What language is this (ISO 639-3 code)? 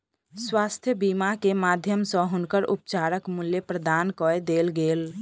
mai